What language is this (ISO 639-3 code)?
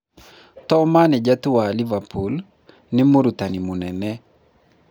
kik